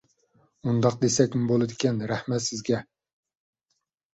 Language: Uyghur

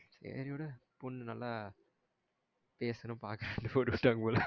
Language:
Tamil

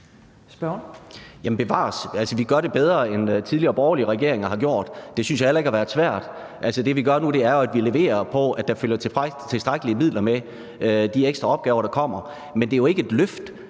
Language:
Danish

